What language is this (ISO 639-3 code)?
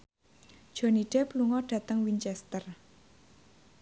jav